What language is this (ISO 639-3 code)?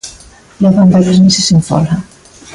glg